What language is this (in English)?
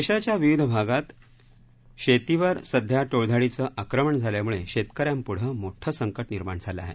Marathi